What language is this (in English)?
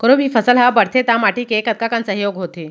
Chhattisgarhi